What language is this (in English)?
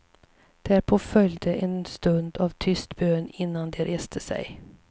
Swedish